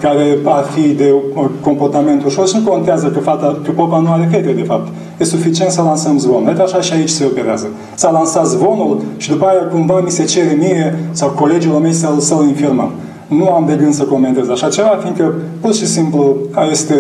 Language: Romanian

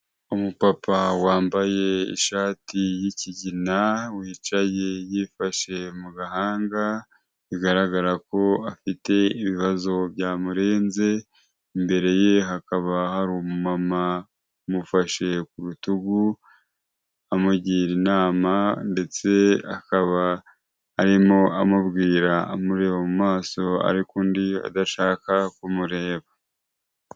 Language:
Kinyarwanda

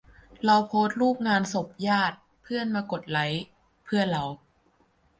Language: Thai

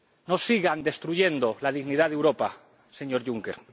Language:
Spanish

